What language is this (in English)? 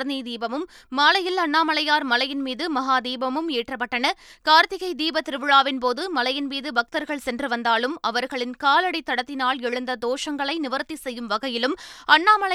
Tamil